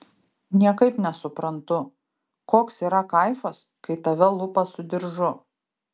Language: Lithuanian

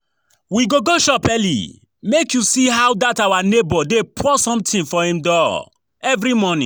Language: Nigerian Pidgin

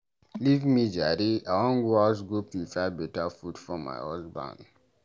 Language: Nigerian Pidgin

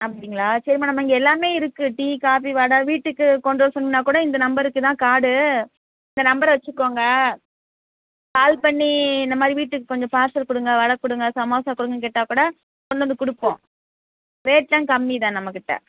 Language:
Tamil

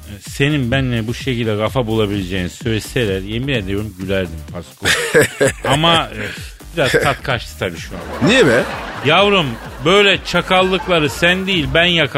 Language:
Turkish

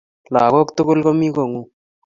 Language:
Kalenjin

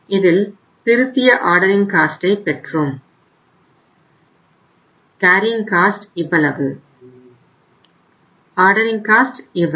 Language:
Tamil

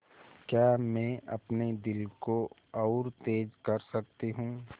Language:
Hindi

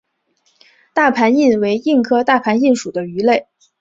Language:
Chinese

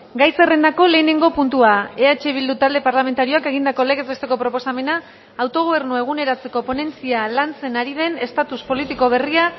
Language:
Basque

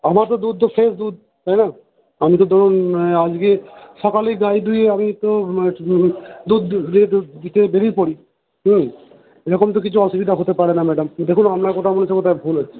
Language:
Bangla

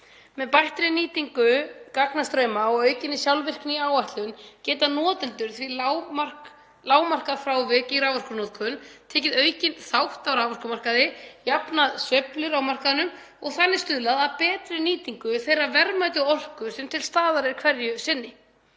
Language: Icelandic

